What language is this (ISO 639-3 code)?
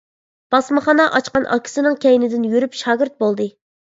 uig